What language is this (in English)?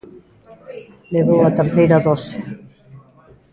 Galician